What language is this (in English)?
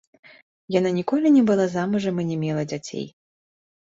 Belarusian